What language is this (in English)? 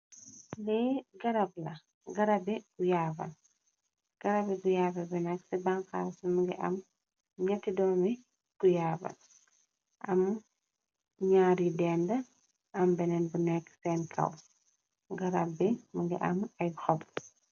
Wolof